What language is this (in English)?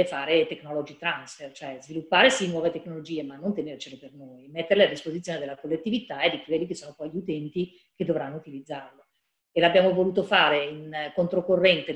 Italian